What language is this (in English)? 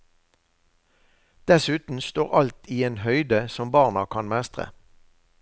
Norwegian